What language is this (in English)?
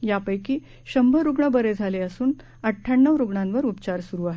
Marathi